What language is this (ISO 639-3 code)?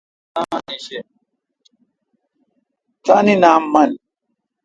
xka